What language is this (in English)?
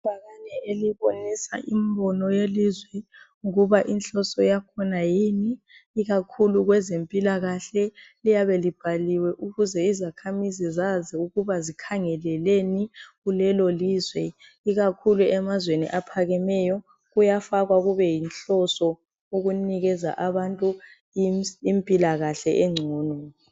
North Ndebele